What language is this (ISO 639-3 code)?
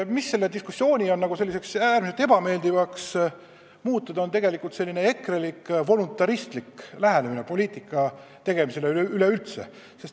est